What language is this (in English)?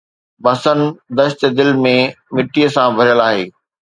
Sindhi